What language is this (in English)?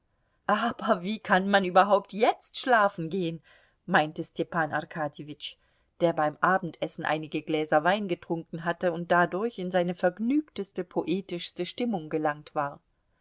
German